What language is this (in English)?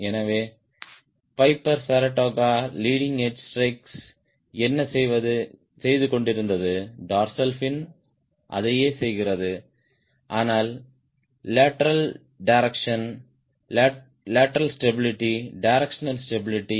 Tamil